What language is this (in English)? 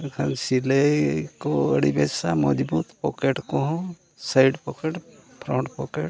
Santali